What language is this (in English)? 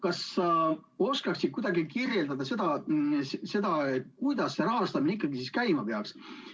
Estonian